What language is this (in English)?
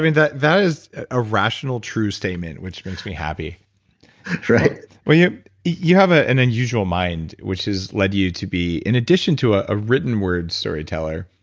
English